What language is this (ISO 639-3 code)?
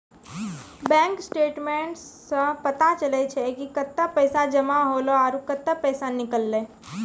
mai